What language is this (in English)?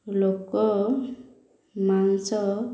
Odia